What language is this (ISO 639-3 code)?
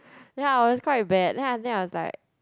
eng